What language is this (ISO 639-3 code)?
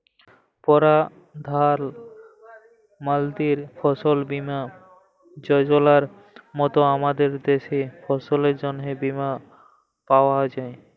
ben